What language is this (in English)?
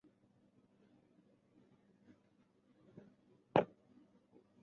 Chinese